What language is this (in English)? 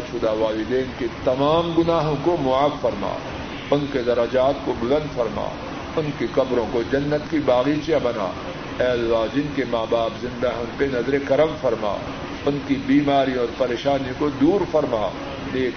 Urdu